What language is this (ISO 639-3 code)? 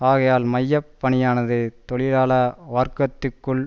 tam